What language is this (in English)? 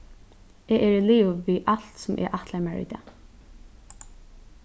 Faroese